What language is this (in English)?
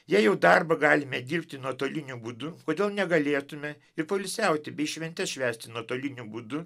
Lithuanian